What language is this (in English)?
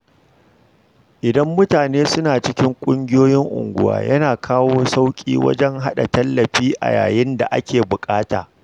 Hausa